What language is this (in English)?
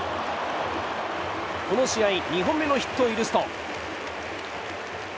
Japanese